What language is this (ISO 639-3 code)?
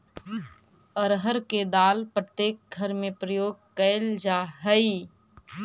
mag